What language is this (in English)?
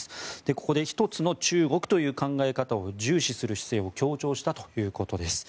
Japanese